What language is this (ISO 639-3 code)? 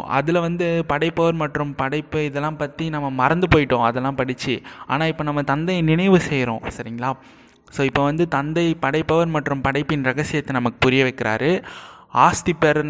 tam